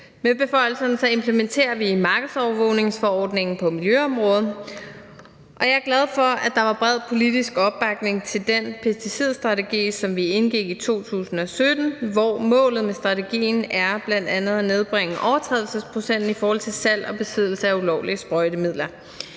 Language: Danish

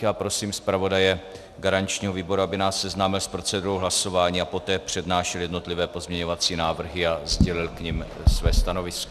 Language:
Czech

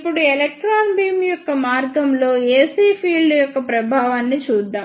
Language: Telugu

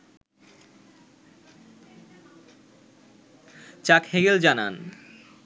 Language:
Bangla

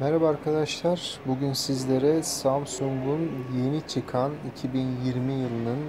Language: Turkish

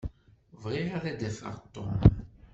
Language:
Kabyle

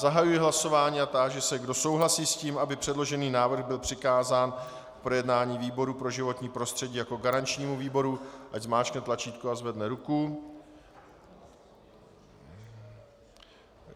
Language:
Czech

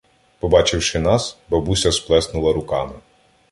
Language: Ukrainian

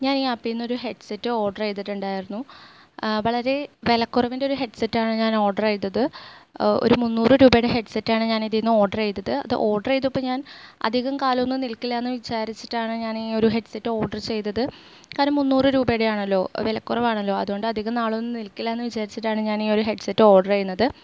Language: Malayalam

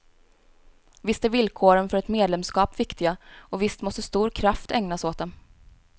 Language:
Swedish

